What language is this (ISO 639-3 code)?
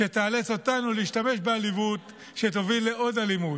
heb